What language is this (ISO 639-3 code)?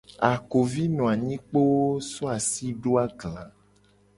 gej